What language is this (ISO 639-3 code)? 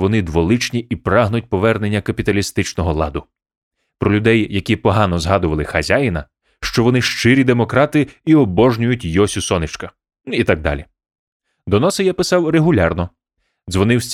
ukr